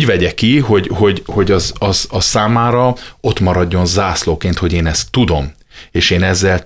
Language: Hungarian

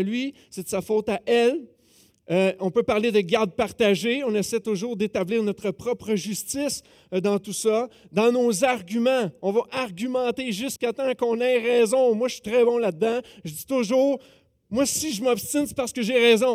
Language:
French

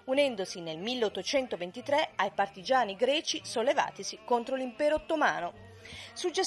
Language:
Italian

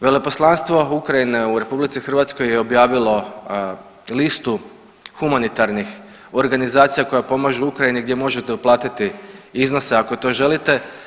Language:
Croatian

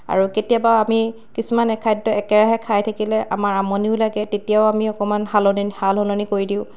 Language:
Assamese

